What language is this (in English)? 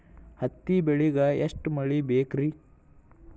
Kannada